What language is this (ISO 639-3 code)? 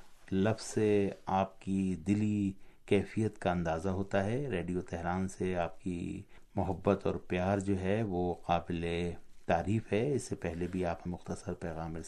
urd